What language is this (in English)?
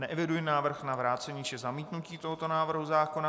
Czech